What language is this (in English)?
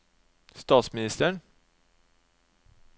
Norwegian